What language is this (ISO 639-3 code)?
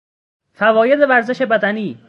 fas